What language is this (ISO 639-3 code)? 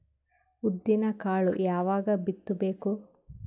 kan